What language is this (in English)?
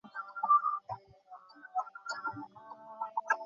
Bangla